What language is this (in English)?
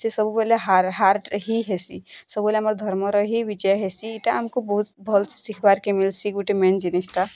Odia